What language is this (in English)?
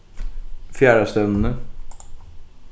Faroese